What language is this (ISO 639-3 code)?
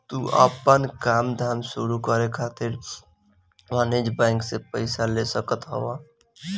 bho